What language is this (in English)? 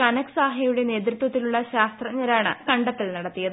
Malayalam